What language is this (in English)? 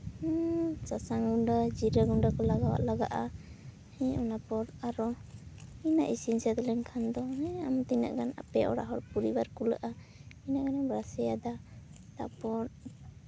Santali